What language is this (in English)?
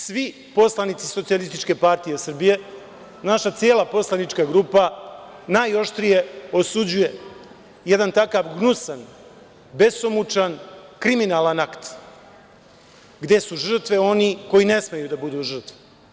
Serbian